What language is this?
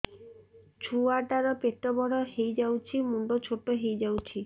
Odia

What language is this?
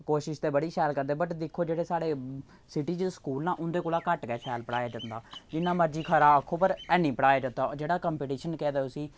Dogri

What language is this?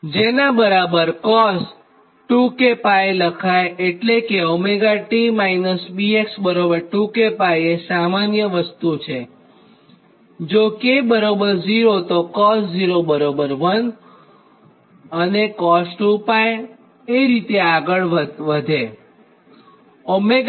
Gujarati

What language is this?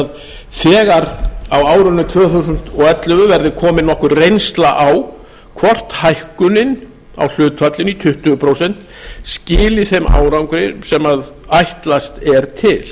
Icelandic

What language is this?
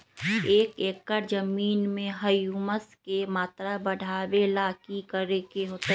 Magahi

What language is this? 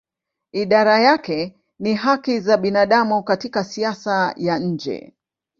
Swahili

